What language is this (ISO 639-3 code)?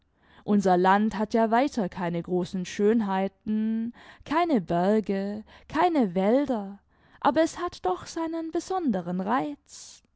deu